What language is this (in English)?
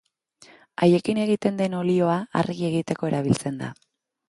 Basque